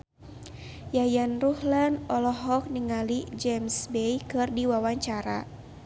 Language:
Sundanese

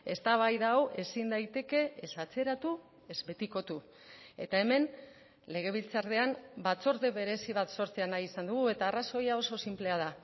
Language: Basque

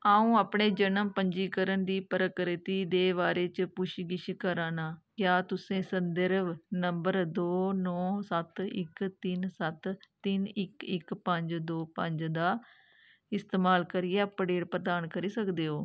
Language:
Dogri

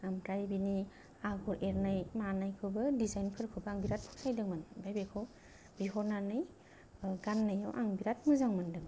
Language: Bodo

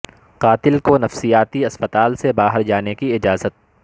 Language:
Urdu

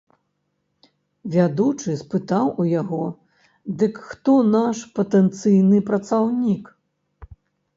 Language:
Belarusian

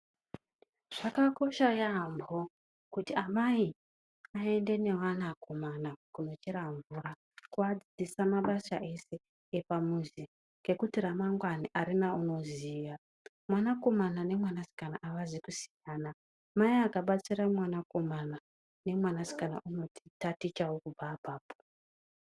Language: Ndau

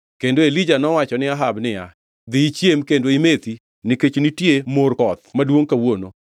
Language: Luo (Kenya and Tanzania)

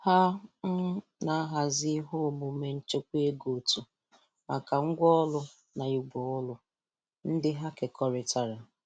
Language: Igbo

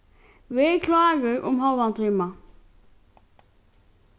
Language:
Faroese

